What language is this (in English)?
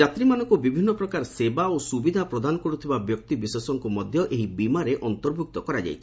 Odia